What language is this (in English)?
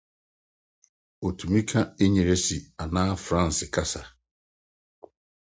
Akan